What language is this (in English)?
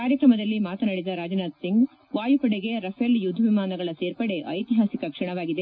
Kannada